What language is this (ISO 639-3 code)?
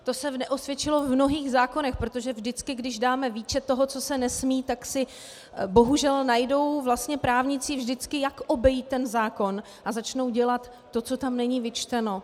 ces